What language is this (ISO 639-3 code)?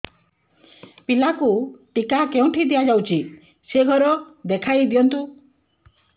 ori